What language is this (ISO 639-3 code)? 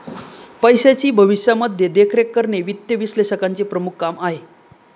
mar